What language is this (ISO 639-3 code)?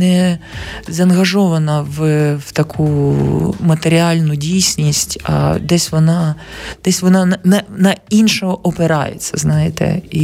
ukr